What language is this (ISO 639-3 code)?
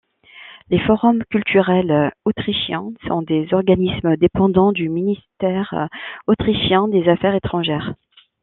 fra